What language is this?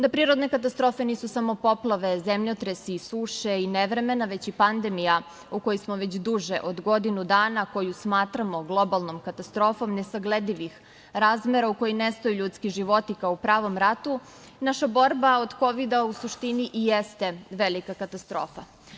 Serbian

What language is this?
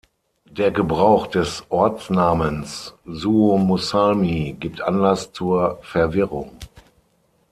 German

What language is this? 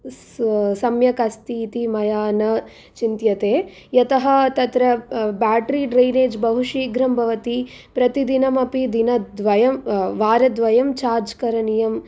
Sanskrit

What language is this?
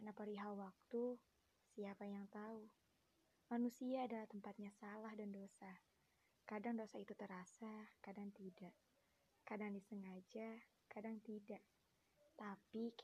Indonesian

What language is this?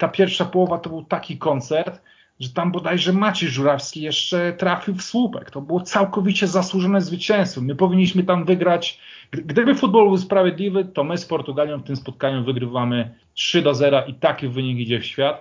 Polish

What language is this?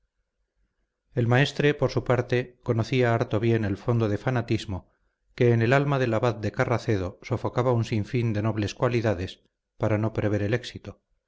Spanish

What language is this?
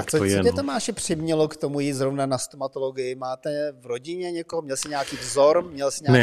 Czech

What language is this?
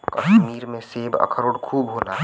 Bhojpuri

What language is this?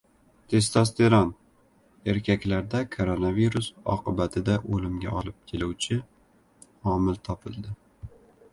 Uzbek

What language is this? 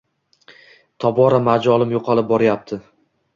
Uzbek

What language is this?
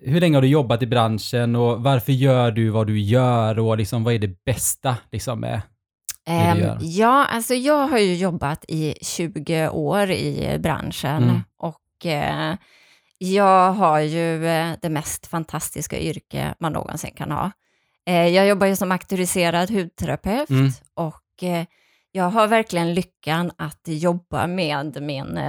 Swedish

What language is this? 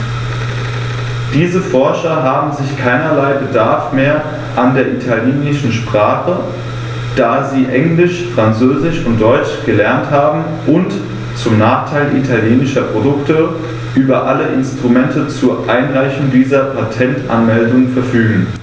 German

